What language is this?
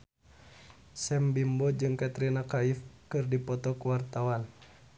Sundanese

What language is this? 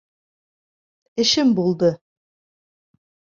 Bashkir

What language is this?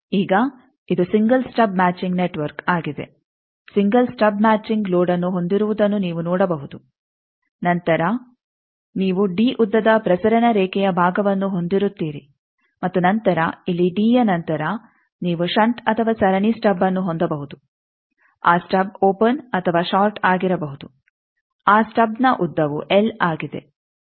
Kannada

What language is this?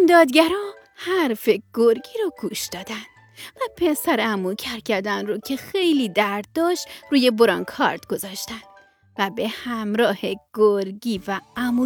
Persian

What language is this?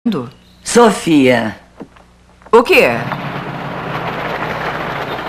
Portuguese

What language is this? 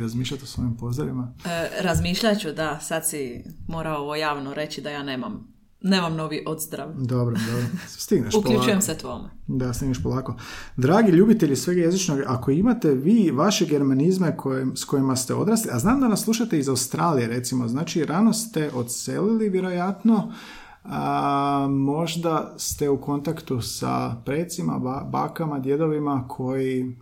Croatian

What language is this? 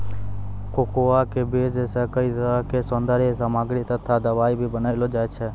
Maithili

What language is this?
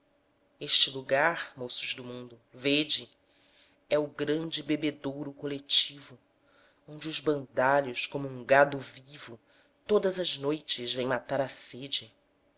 Portuguese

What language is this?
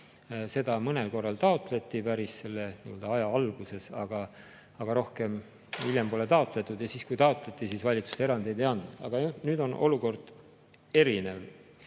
Estonian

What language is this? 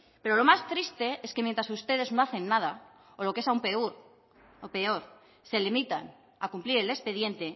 Spanish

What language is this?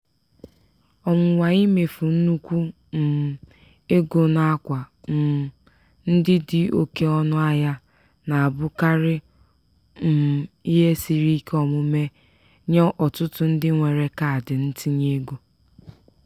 Igbo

